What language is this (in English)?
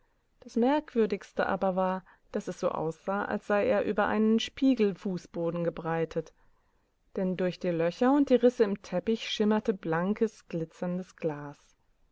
German